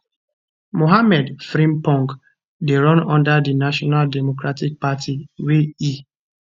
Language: Nigerian Pidgin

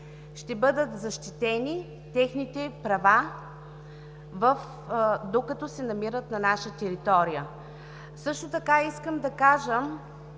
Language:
Bulgarian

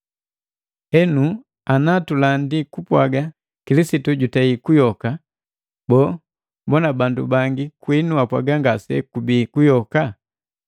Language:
Matengo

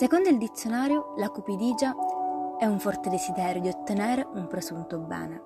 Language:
Italian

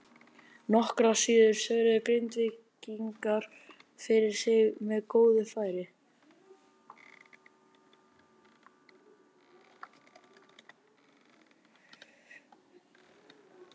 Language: Icelandic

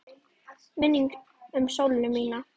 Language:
Icelandic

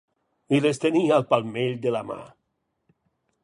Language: Catalan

